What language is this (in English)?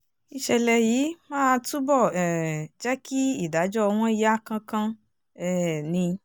Yoruba